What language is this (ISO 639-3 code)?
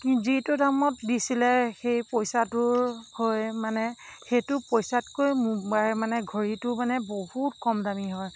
asm